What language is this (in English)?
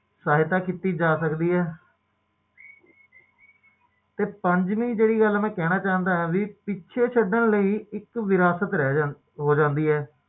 Punjabi